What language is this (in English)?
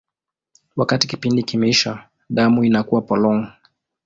Swahili